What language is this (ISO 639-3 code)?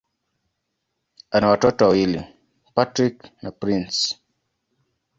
swa